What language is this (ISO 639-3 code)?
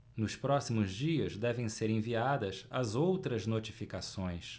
por